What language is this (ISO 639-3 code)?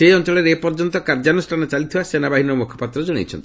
ori